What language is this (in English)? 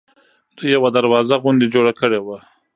Pashto